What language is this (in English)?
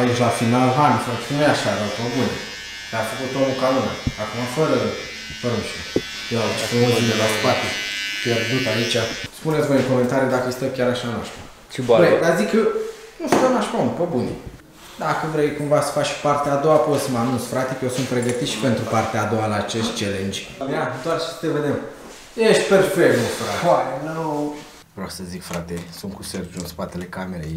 Romanian